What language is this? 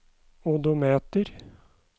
Norwegian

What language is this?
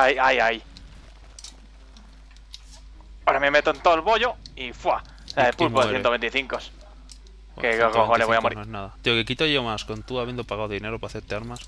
Spanish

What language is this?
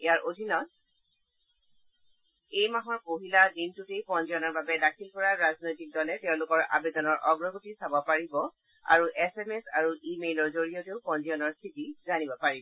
Assamese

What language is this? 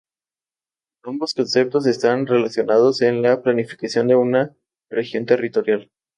Spanish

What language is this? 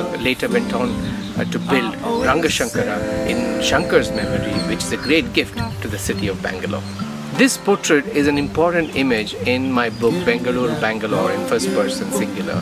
Kannada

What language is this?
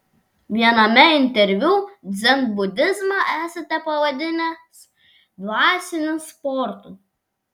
Lithuanian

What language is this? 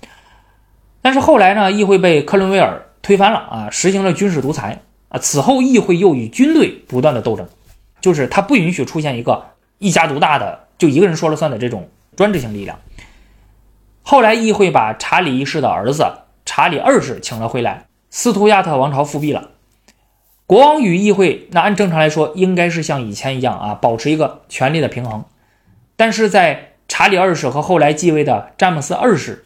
Chinese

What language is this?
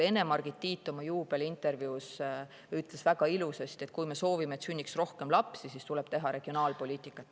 Estonian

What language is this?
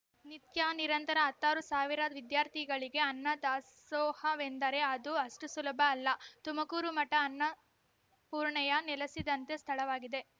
Kannada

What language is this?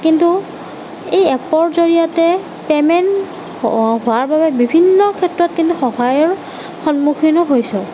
Assamese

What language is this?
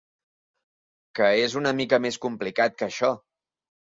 Catalan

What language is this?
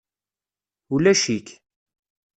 Kabyle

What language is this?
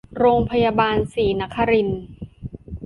Thai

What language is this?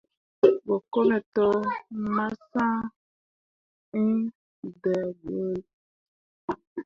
Mundang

